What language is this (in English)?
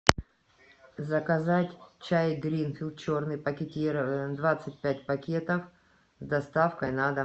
Russian